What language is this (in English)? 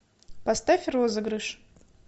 Russian